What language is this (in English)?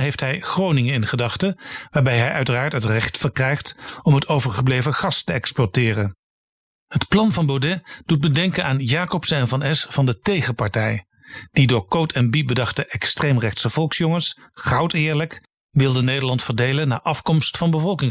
Dutch